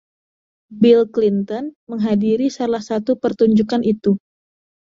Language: Indonesian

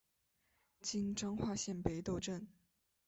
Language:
Chinese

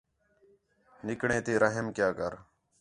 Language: Khetrani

